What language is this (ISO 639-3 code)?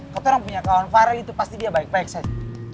ind